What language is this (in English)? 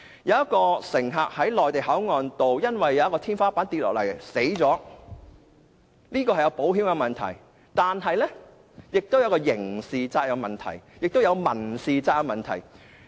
Cantonese